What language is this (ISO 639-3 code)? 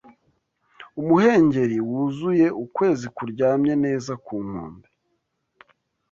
kin